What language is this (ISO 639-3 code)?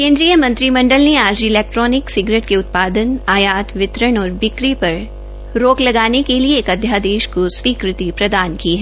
hin